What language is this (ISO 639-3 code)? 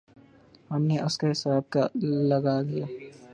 urd